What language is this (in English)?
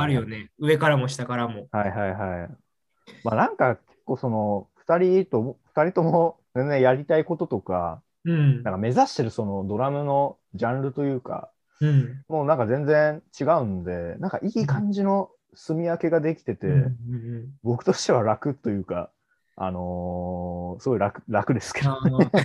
Japanese